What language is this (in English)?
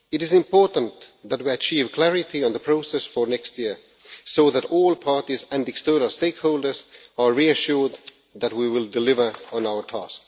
English